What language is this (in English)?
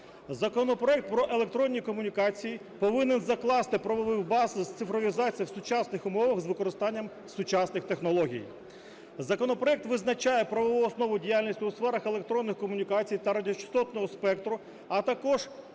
Ukrainian